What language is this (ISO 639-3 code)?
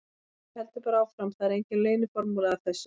isl